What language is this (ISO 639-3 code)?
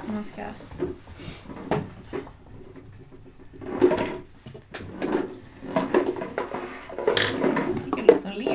swe